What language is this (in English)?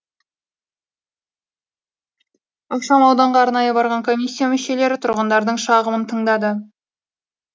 Kazakh